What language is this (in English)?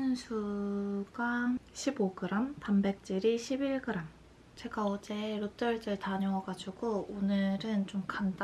Korean